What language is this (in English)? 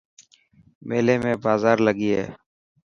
Dhatki